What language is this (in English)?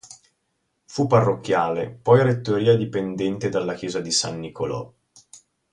Italian